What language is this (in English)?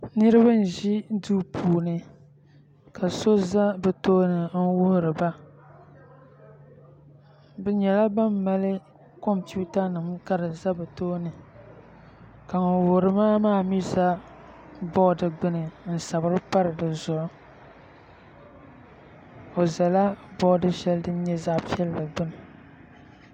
Dagbani